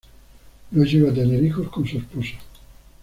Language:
Spanish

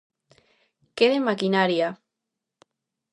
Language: Galician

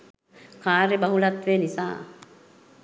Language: Sinhala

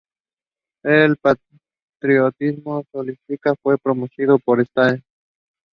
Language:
English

